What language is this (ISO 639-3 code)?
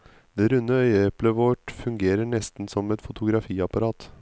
nor